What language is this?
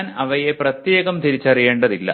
Malayalam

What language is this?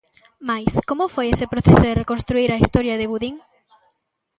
Galician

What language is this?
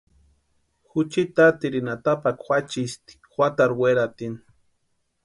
Western Highland Purepecha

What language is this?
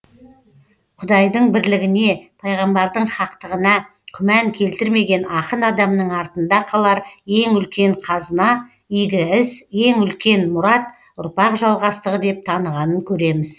Kazakh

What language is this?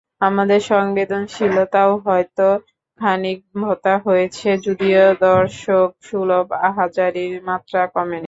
Bangla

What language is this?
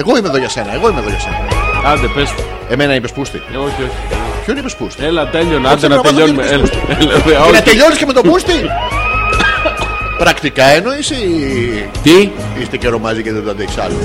Greek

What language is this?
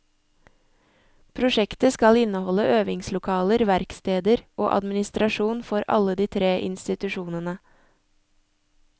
Norwegian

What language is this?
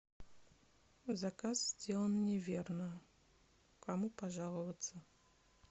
Russian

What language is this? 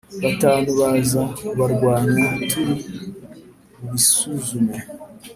Kinyarwanda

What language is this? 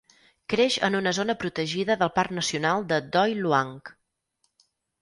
Catalan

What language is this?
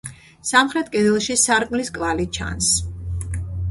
Georgian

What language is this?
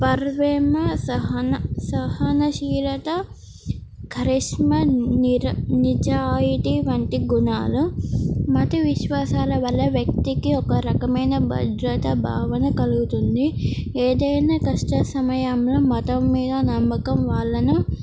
Telugu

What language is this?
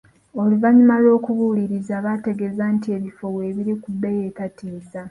Ganda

